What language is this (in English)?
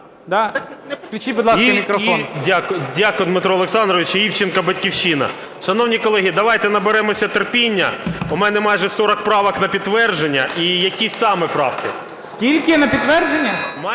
Ukrainian